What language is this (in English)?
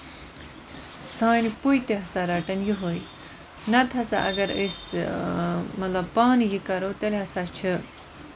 Kashmiri